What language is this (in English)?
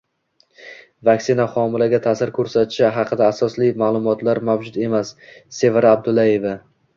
Uzbek